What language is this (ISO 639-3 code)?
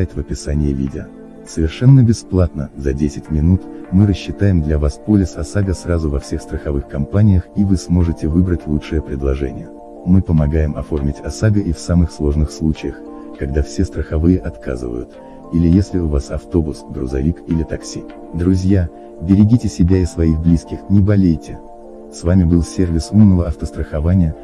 rus